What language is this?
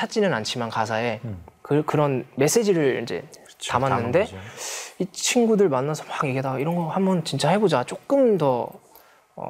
Korean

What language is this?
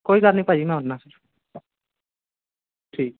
Punjabi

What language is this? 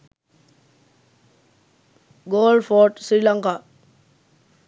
Sinhala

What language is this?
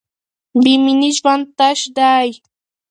Pashto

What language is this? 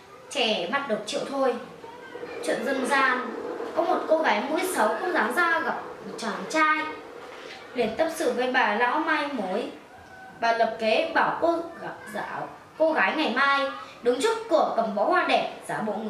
Vietnamese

